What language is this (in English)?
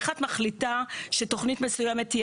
Hebrew